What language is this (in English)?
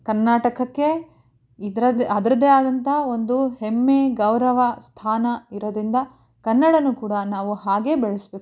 Kannada